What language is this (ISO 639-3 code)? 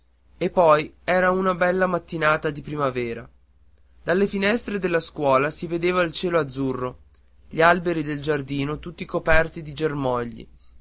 ita